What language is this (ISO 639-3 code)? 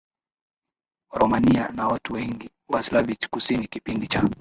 swa